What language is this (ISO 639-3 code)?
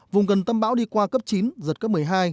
vie